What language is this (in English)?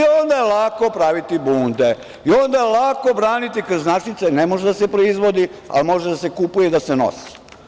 Serbian